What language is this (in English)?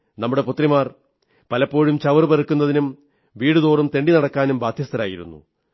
Malayalam